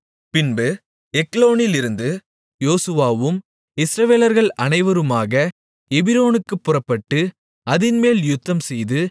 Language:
Tamil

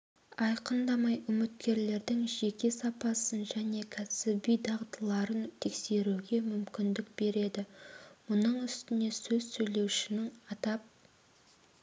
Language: Kazakh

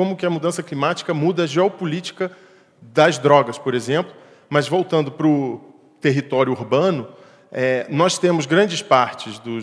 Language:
Portuguese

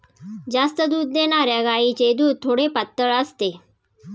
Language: Marathi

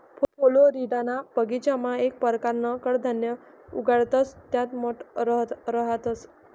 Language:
Marathi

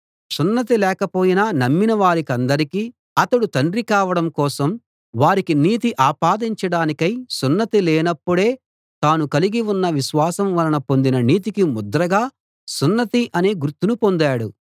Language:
Telugu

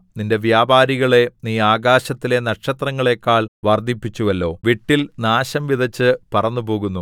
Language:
Malayalam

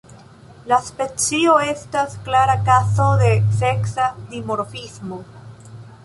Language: Esperanto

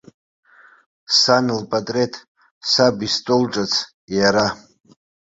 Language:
Abkhazian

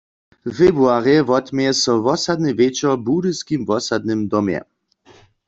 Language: Upper Sorbian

